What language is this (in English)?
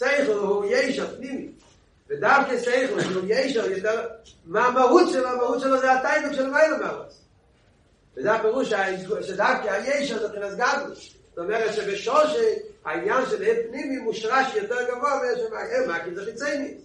Hebrew